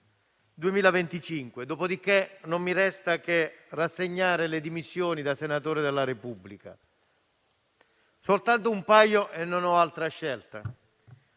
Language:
Italian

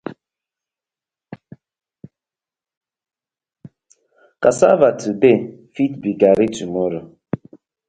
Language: Nigerian Pidgin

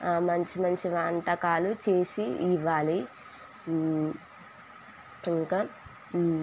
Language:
Telugu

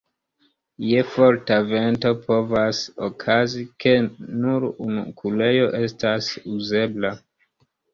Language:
Esperanto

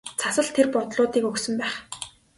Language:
Mongolian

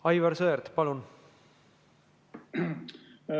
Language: Estonian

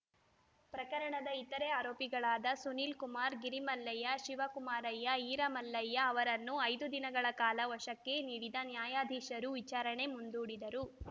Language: Kannada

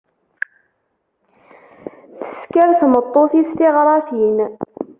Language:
Kabyle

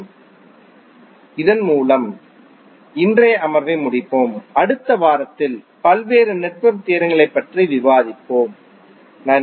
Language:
Tamil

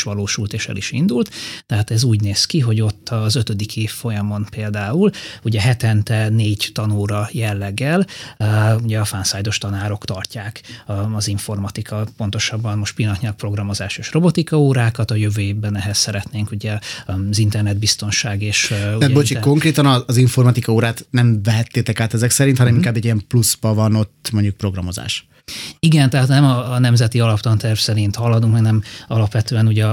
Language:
Hungarian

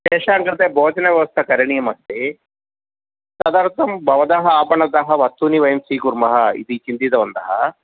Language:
Sanskrit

